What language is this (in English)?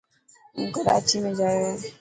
Dhatki